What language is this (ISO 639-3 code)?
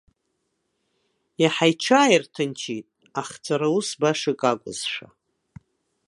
abk